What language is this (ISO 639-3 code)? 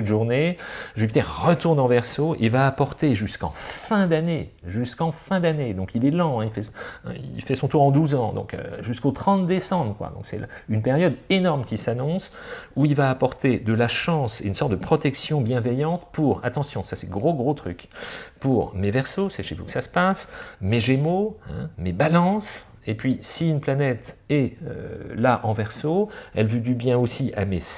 fra